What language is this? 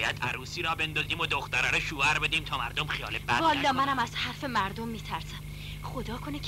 Persian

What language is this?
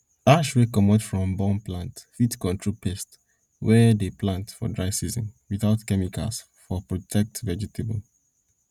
Nigerian Pidgin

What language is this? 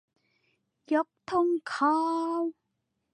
Thai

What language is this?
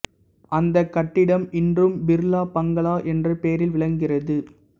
Tamil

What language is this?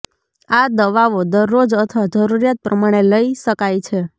Gujarati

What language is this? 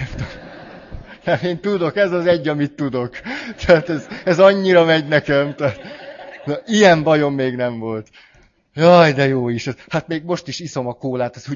Hungarian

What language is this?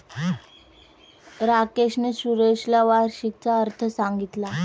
Marathi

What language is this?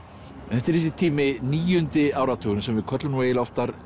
Icelandic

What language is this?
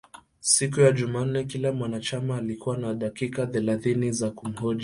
Swahili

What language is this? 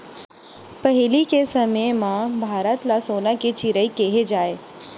Chhattisgarhi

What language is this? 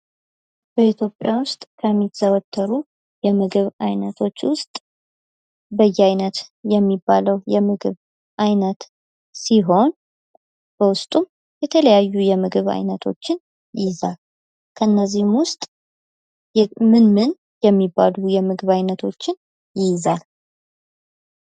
Amharic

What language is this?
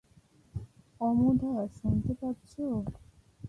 Bangla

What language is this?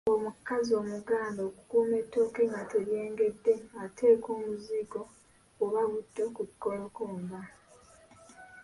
Ganda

